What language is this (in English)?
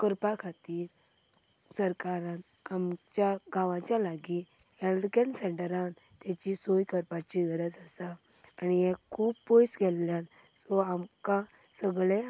Konkani